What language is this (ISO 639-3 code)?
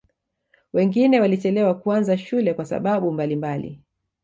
swa